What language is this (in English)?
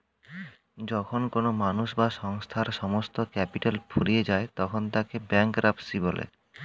Bangla